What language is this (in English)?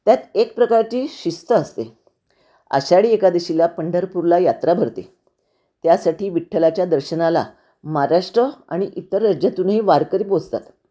Marathi